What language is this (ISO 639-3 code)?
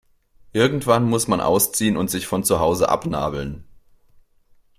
deu